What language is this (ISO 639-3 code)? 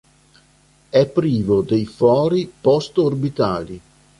ita